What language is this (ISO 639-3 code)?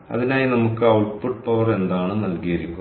mal